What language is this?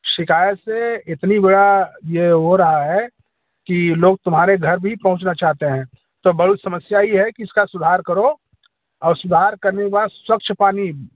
Hindi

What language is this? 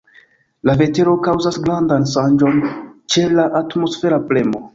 Esperanto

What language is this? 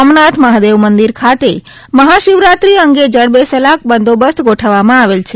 Gujarati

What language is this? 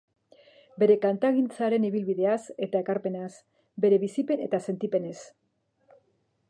Basque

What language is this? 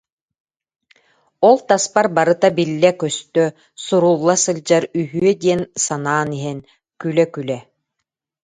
Yakut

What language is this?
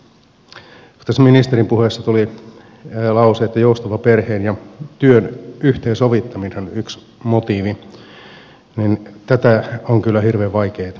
Finnish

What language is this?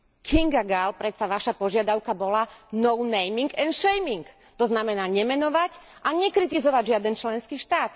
Slovak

